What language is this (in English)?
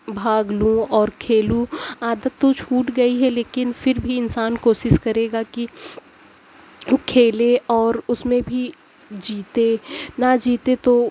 Urdu